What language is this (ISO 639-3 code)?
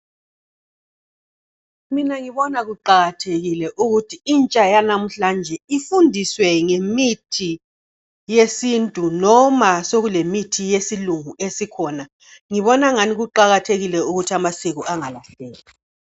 nde